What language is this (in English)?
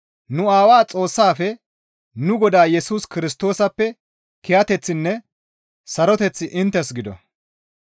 Gamo